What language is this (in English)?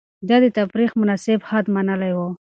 Pashto